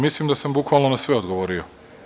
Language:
Serbian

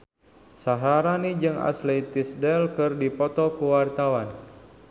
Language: Sundanese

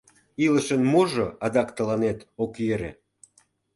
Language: Mari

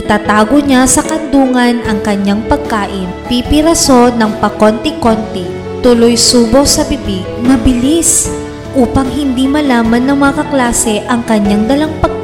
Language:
Filipino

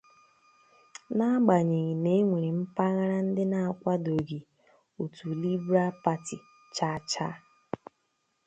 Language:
Igbo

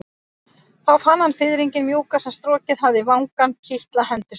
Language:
Icelandic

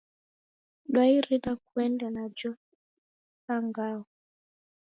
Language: Taita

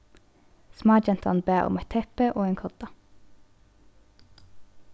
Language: Faroese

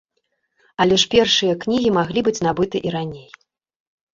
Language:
Belarusian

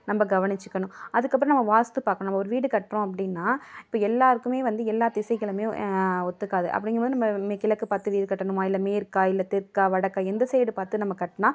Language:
Tamil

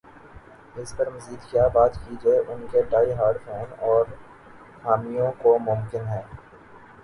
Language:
Urdu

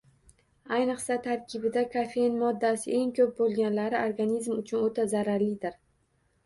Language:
Uzbek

